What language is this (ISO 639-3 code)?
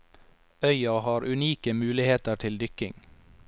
nor